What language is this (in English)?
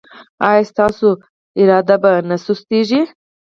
Pashto